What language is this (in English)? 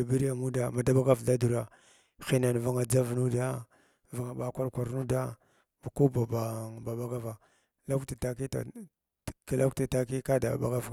Glavda